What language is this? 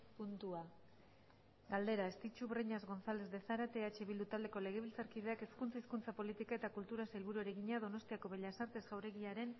Basque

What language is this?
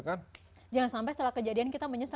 Indonesian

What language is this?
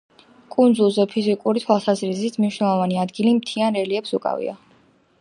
Georgian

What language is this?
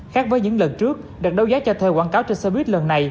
Vietnamese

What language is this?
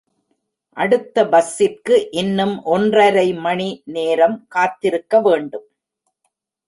Tamil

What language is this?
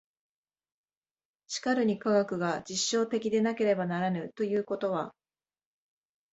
Japanese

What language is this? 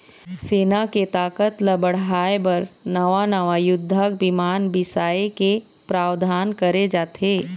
Chhattisgarhi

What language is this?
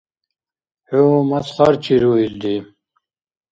Dargwa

